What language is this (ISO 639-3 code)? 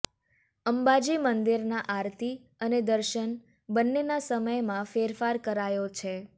guj